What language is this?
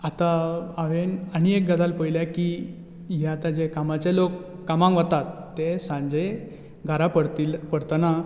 Konkani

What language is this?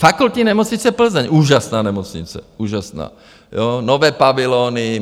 Czech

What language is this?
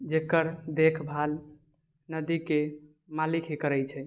Maithili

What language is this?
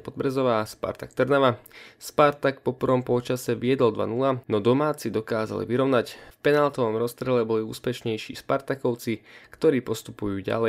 Slovak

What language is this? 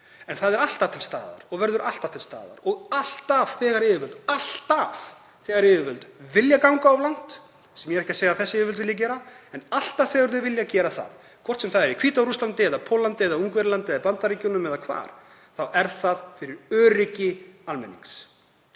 Icelandic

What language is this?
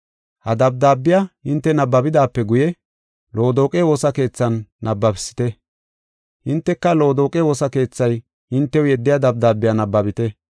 Gofa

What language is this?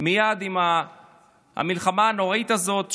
Hebrew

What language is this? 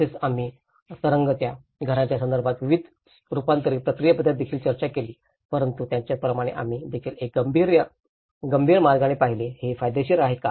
Marathi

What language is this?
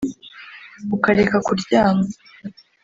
Kinyarwanda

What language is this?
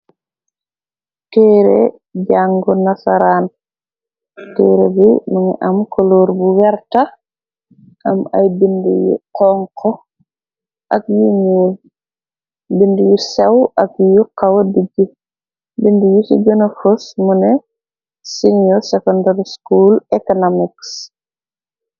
Wolof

